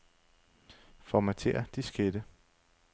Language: Danish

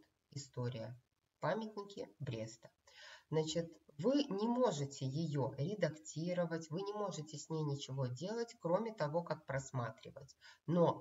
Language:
Russian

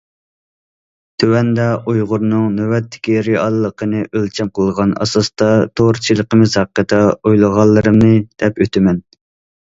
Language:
Uyghur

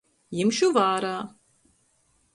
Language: Latgalian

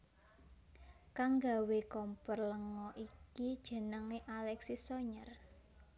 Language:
Javanese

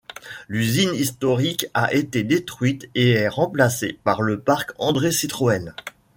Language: French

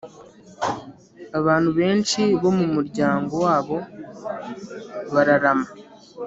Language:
Kinyarwanda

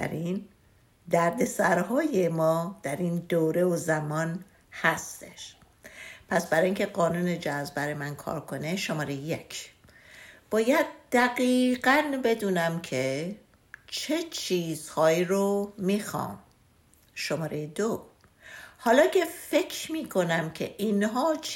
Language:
Persian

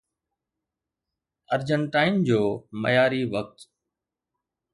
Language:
Sindhi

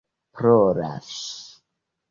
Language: Esperanto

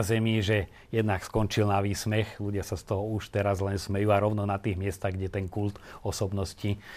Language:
Slovak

